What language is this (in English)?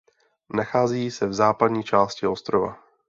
Czech